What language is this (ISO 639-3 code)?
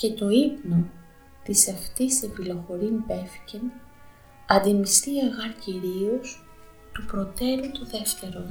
ell